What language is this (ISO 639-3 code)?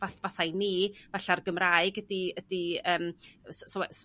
cym